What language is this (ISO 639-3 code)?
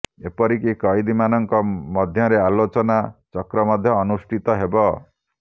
ori